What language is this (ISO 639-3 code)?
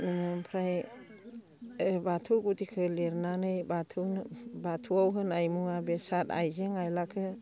brx